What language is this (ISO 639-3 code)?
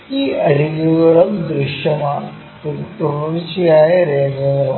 mal